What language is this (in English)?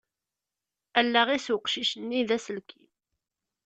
Kabyle